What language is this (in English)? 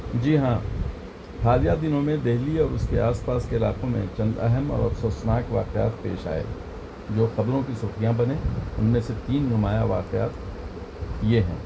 Urdu